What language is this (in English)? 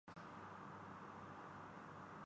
Urdu